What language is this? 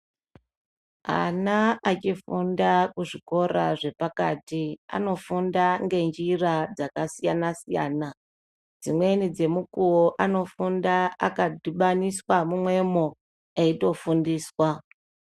Ndau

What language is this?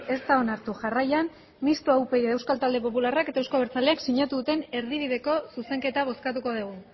Basque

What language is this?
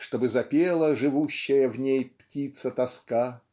Russian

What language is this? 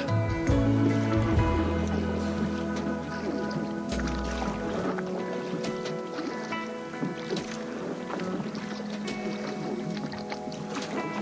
Russian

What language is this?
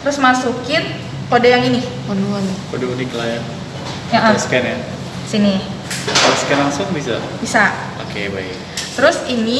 Indonesian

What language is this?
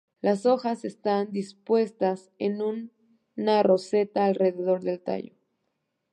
Spanish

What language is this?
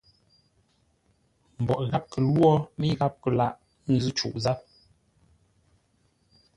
Ngombale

